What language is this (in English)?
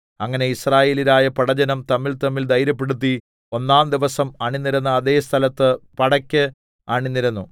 Malayalam